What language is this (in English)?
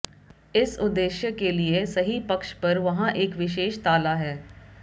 Hindi